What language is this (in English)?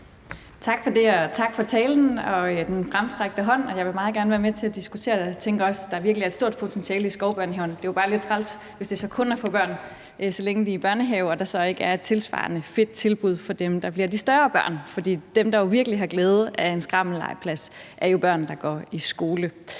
Danish